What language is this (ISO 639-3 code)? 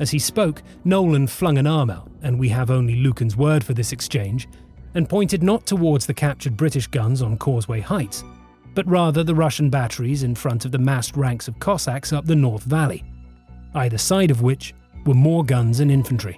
eng